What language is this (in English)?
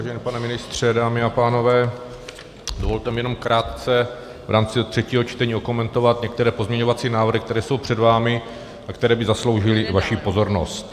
Czech